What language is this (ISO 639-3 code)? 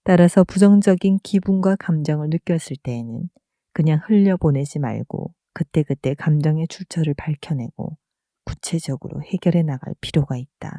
kor